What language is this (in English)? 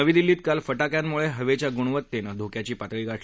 Marathi